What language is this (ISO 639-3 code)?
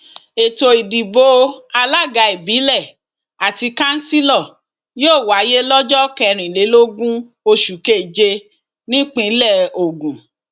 yor